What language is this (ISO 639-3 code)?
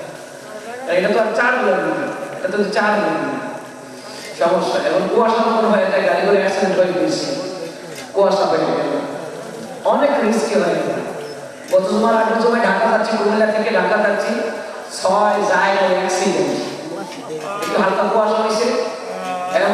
ben